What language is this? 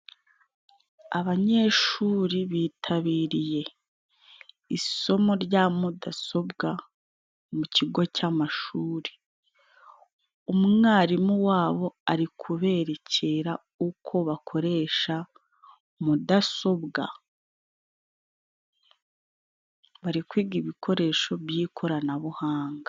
Kinyarwanda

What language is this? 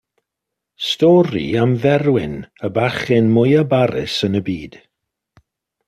Welsh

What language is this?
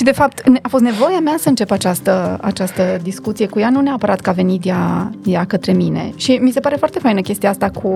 Romanian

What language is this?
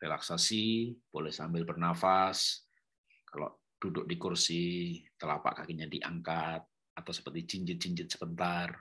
Indonesian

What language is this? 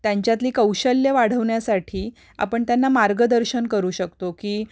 Marathi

